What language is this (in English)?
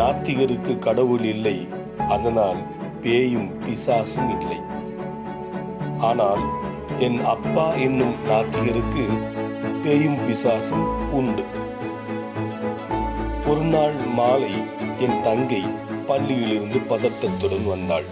Tamil